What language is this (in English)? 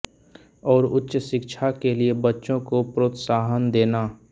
Hindi